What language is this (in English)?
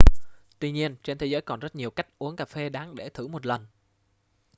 Vietnamese